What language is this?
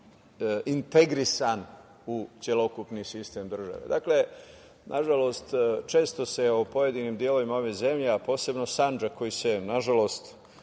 Serbian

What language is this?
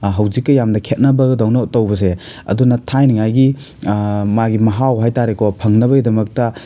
Manipuri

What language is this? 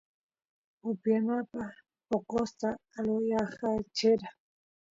Santiago del Estero Quichua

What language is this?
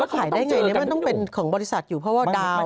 Thai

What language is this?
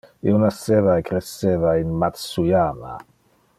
Interlingua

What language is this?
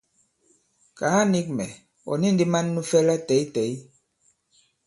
Bankon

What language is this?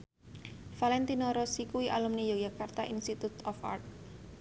Javanese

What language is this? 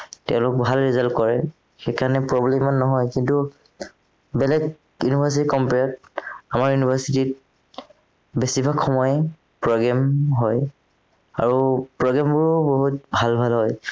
Assamese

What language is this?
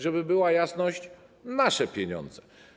Polish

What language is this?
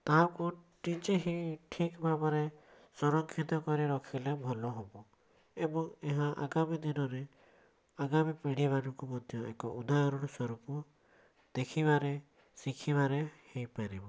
Odia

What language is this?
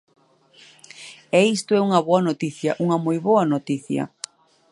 Galician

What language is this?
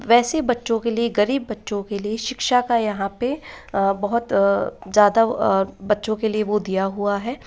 Hindi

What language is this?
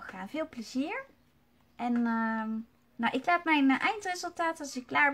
Dutch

